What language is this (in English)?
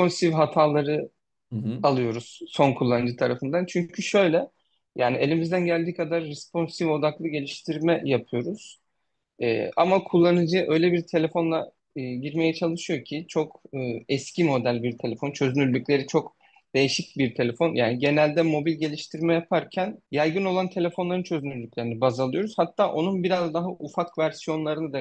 Turkish